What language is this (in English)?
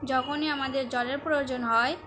Bangla